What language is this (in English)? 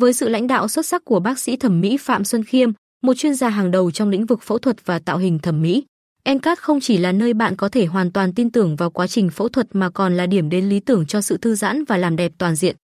Vietnamese